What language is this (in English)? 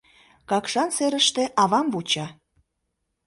Mari